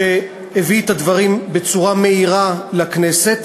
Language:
Hebrew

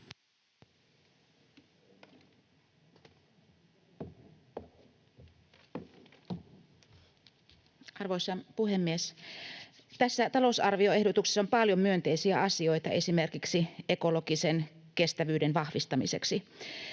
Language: Finnish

